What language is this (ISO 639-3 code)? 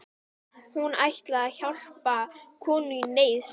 isl